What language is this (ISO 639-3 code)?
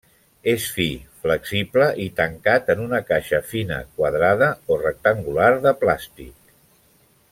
cat